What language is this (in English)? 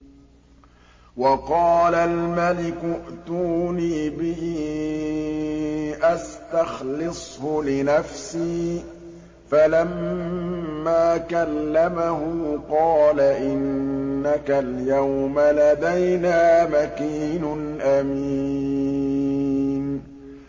Arabic